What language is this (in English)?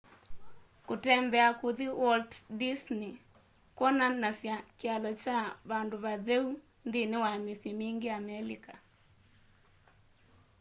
Kamba